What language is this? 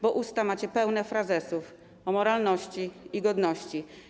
Polish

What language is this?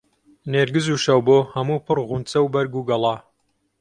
Central Kurdish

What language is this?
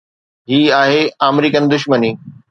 Sindhi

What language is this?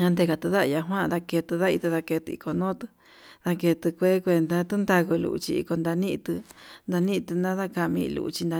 Yutanduchi Mixtec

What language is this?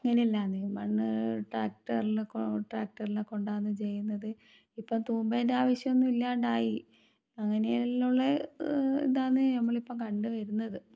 Malayalam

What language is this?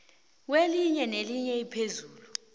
South Ndebele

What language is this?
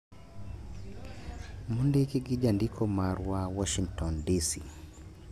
Luo (Kenya and Tanzania)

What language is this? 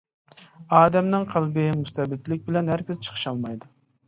Uyghur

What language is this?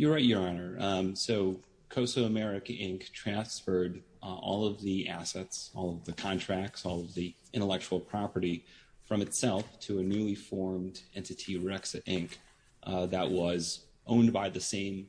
English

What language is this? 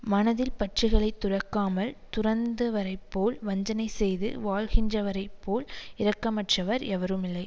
Tamil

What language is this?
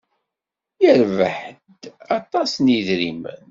Kabyle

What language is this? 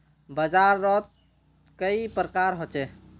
Magahi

